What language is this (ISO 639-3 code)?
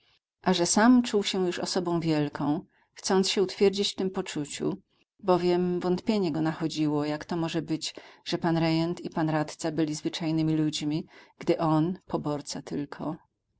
pol